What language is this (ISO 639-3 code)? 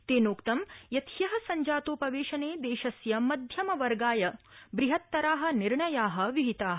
san